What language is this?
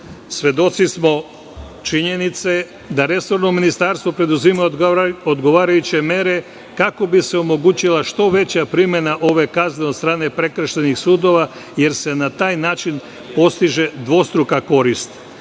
Serbian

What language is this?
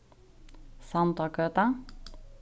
Faroese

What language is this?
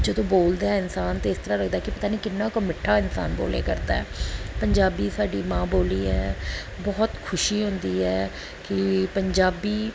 Punjabi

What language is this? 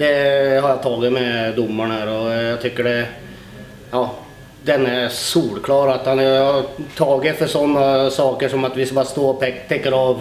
Swedish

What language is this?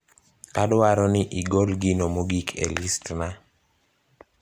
Luo (Kenya and Tanzania)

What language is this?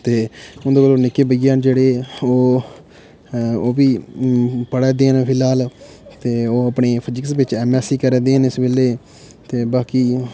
Dogri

